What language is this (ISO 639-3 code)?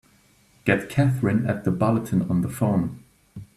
eng